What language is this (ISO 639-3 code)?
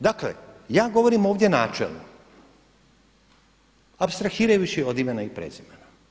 hrv